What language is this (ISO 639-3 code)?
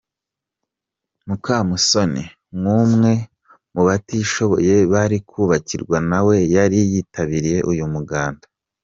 kin